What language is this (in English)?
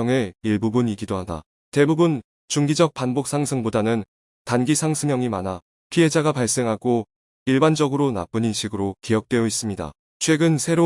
Korean